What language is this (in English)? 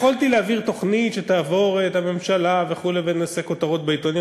Hebrew